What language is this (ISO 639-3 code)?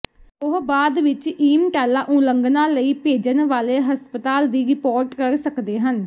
pan